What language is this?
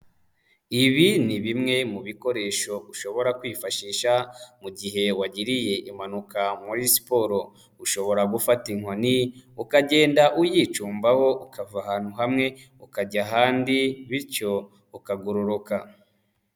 Kinyarwanda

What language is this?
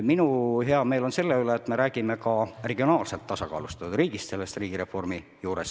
Estonian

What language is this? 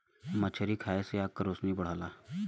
Bhojpuri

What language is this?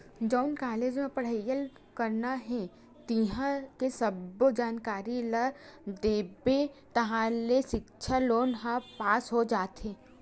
Chhattisgarhi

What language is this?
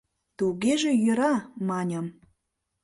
Mari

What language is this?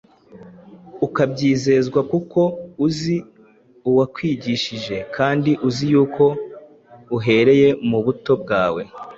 Kinyarwanda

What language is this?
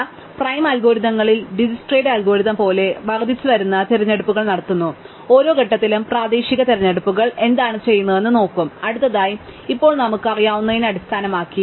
Malayalam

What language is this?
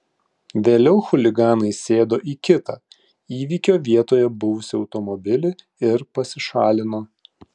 Lithuanian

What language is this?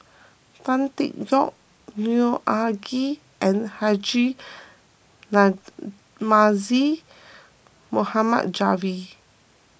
English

